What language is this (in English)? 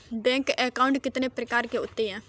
Hindi